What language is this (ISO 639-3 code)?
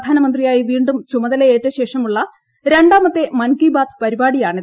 mal